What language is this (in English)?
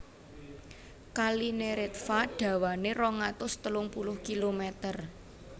Javanese